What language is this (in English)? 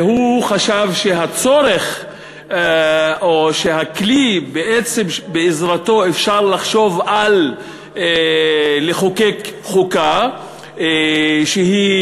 Hebrew